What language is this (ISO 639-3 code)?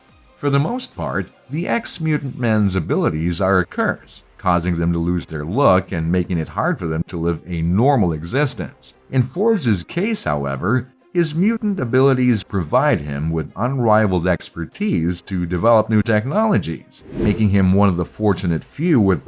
eng